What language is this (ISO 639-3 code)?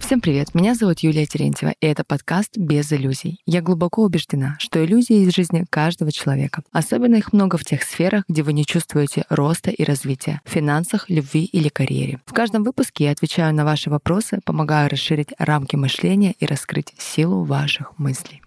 rus